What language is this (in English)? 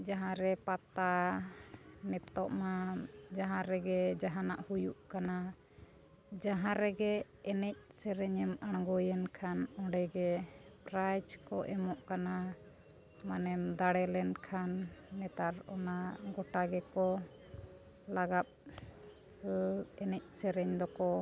Santali